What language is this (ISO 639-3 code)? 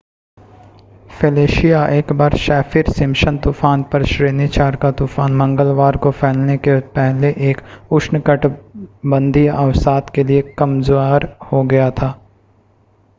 hin